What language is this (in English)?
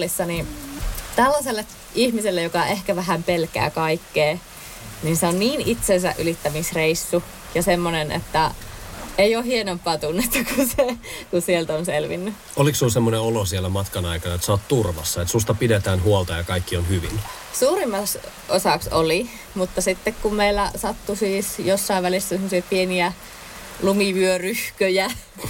Finnish